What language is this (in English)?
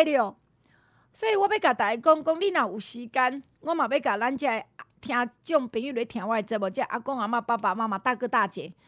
Chinese